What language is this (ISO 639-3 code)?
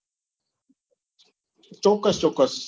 guj